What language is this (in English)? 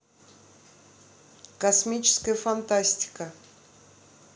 Russian